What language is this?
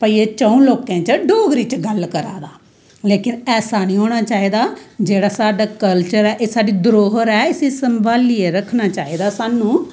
Dogri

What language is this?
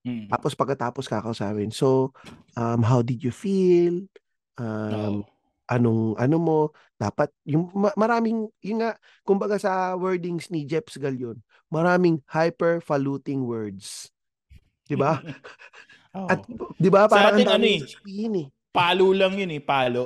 Filipino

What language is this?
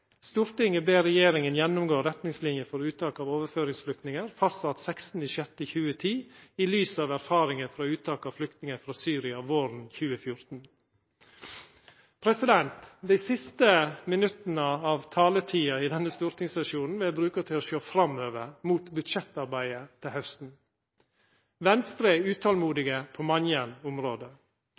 Norwegian Nynorsk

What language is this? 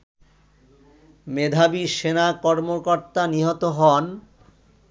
Bangla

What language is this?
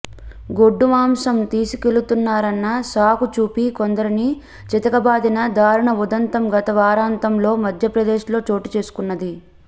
Telugu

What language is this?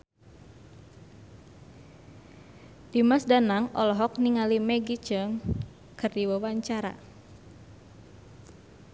Sundanese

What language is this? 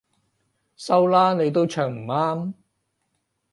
Cantonese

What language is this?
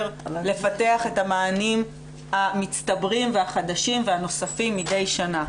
Hebrew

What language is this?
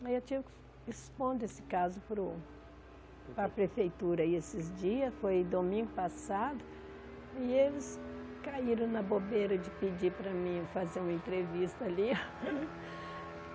Portuguese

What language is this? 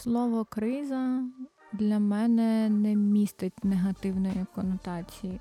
Ukrainian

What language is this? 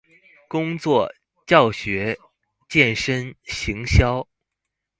Chinese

